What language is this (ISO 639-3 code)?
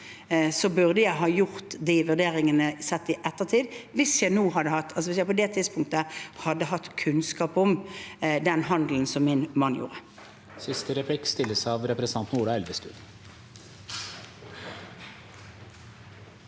nor